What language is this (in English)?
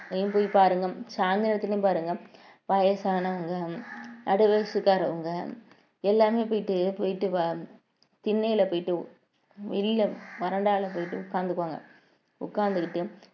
Tamil